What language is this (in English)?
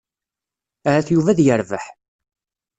Kabyle